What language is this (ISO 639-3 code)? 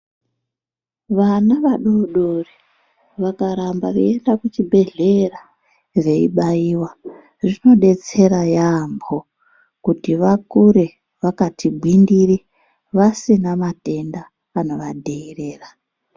ndc